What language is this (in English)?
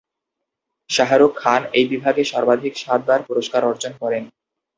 Bangla